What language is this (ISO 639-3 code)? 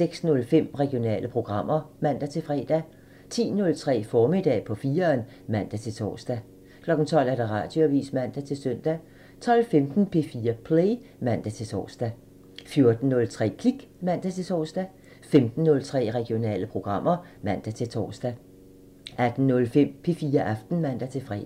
dan